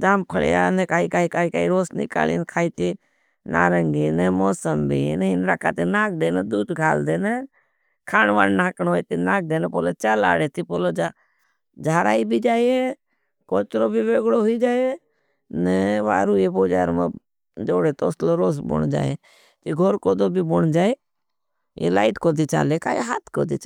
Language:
Bhili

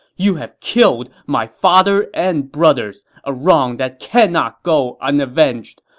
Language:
English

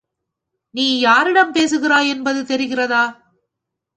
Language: Tamil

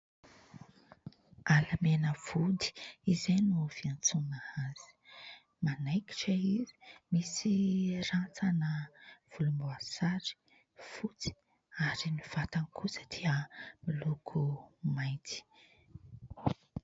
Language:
Malagasy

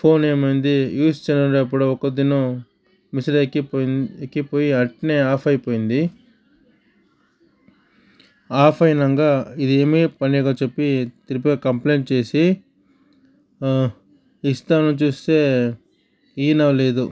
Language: Telugu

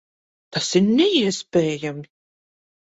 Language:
Latvian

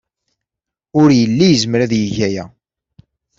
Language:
Kabyle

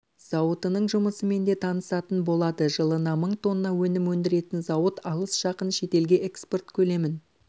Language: Kazakh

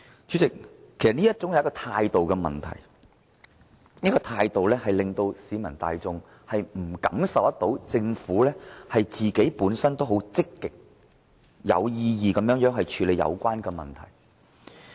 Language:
Cantonese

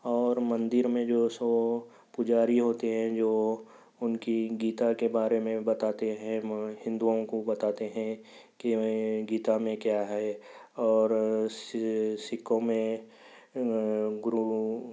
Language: Urdu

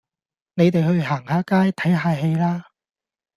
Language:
Cantonese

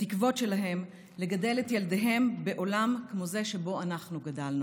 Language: Hebrew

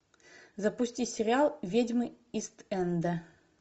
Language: Russian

